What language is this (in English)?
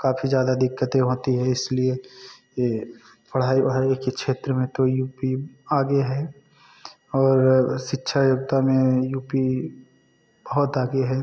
Hindi